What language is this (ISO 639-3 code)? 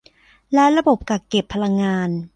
tha